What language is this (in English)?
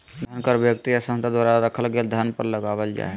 Magahi